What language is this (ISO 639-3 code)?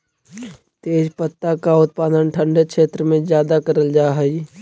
mag